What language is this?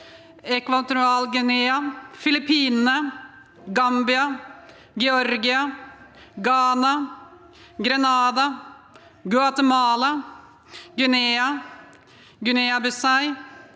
Norwegian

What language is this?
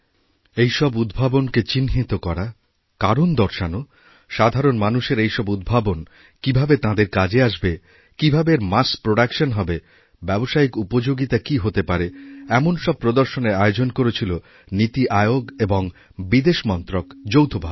Bangla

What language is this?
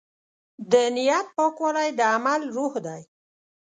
Pashto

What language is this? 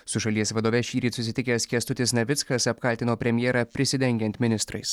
Lithuanian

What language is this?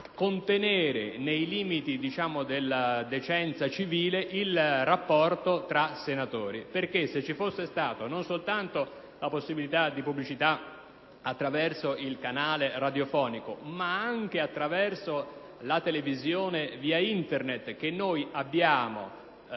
Italian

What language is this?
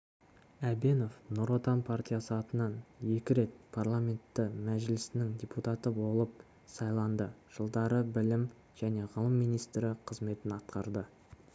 Kazakh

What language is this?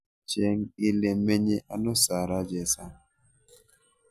Kalenjin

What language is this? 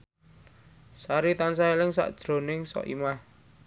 Javanese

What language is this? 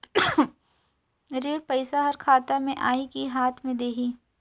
Chhattisgarhi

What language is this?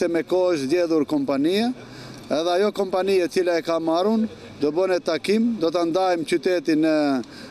Romanian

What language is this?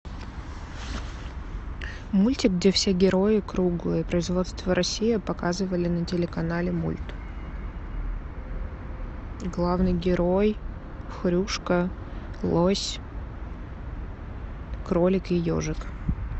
Russian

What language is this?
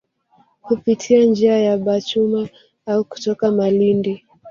Swahili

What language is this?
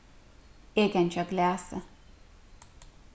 Faroese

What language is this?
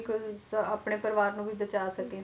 Punjabi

